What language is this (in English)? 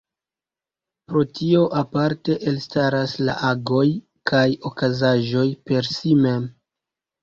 Esperanto